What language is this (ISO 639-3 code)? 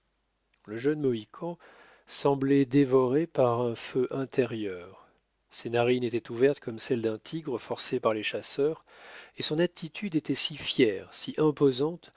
fra